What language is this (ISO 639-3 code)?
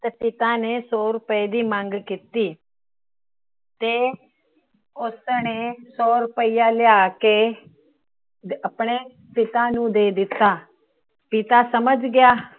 pan